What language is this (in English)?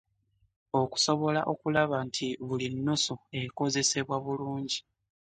Ganda